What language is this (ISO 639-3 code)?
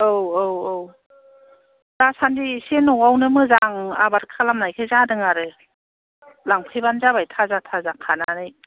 brx